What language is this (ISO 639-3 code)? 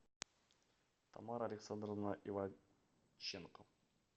rus